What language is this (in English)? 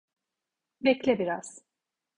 Turkish